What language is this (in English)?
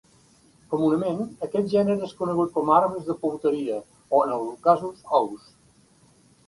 Catalan